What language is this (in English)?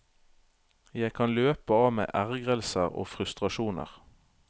Norwegian